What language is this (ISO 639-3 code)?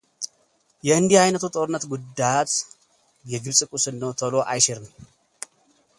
amh